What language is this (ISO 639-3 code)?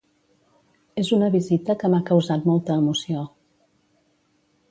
cat